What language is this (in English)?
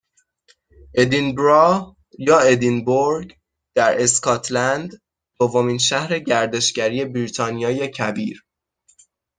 Persian